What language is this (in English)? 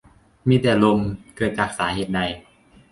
Thai